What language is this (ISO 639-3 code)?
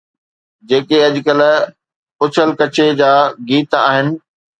snd